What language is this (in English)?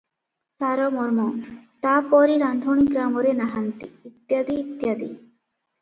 Odia